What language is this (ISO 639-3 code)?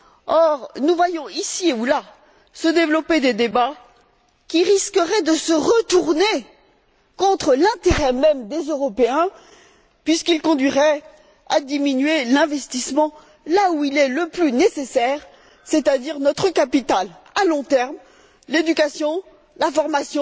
fra